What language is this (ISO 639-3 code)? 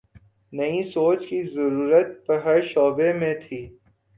urd